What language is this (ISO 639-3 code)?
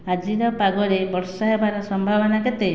ori